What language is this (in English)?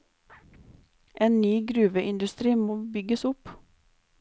Norwegian